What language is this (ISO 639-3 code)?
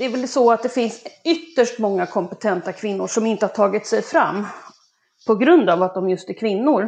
swe